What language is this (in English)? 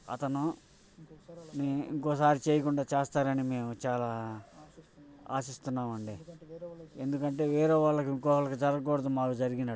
Telugu